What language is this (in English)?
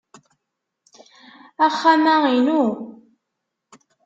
Kabyle